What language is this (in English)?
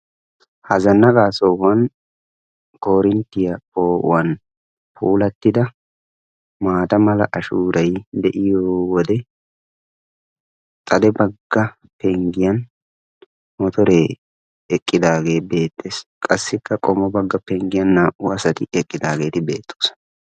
Wolaytta